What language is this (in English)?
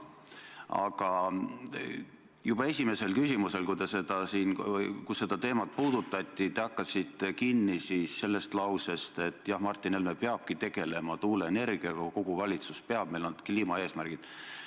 Estonian